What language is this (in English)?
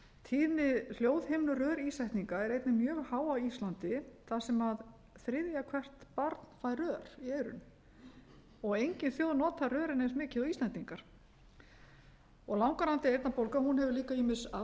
Icelandic